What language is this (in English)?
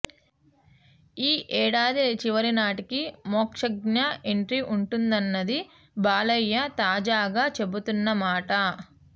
Telugu